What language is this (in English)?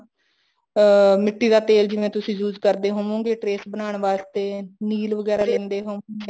Punjabi